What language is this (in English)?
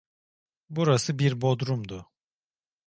Turkish